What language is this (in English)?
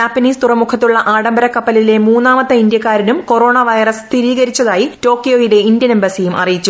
Malayalam